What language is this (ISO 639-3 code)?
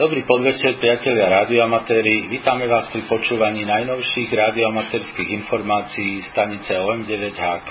slk